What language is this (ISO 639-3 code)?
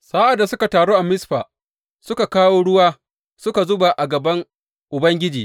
hau